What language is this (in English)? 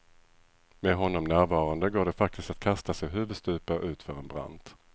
Swedish